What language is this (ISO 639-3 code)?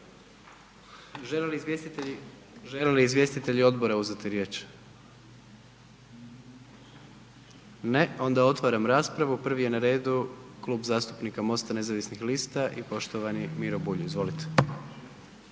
hrv